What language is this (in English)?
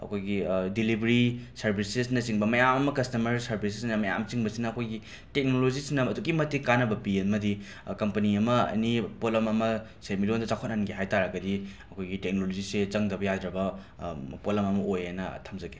Manipuri